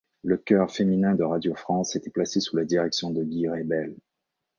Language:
French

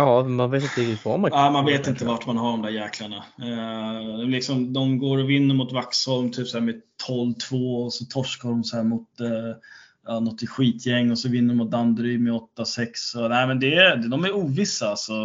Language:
Swedish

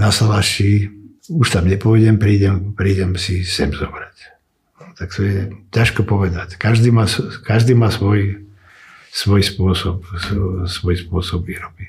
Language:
Slovak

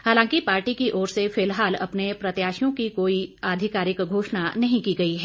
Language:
Hindi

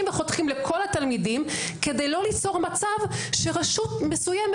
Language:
Hebrew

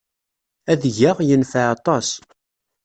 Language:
Kabyle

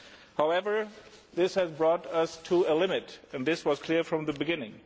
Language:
English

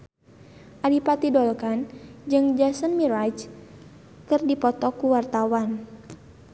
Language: Sundanese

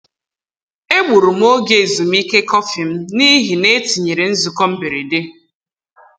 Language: Igbo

